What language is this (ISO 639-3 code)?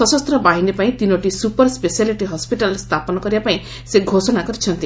ori